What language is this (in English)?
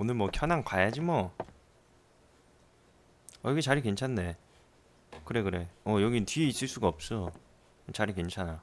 Korean